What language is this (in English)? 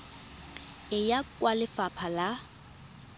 Tswana